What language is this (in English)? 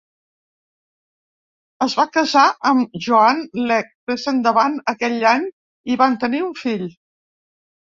Catalan